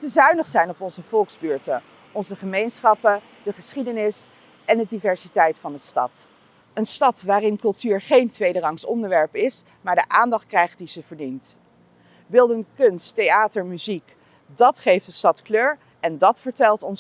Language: Dutch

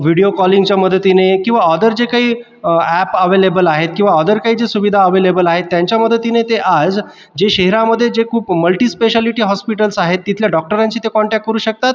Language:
Marathi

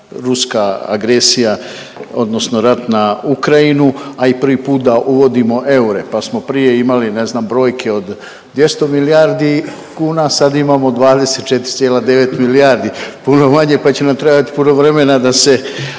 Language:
Croatian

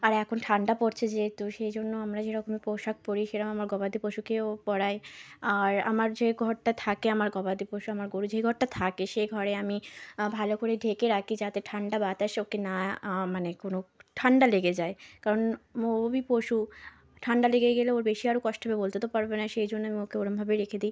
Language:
Bangla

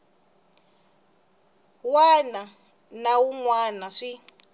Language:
Tsonga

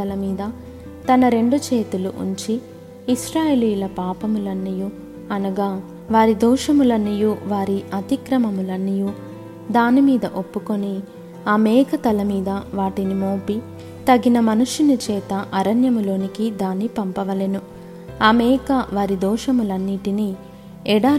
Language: Telugu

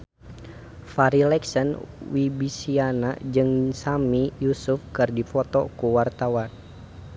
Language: Sundanese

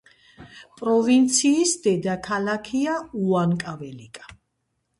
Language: Georgian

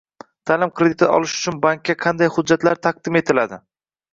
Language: Uzbek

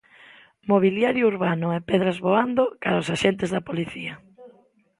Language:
Galician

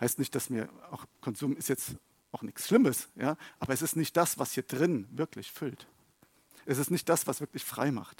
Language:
German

